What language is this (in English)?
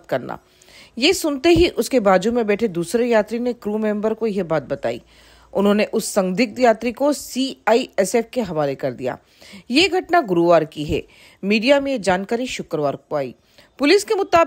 Hindi